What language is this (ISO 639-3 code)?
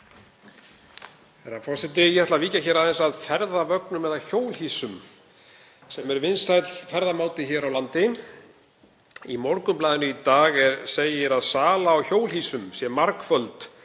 isl